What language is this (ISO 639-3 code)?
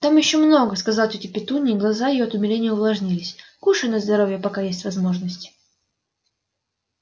rus